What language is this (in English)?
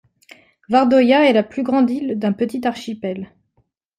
French